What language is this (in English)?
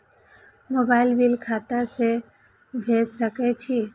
Maithili